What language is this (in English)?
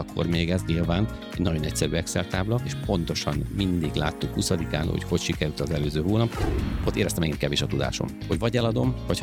Hungarian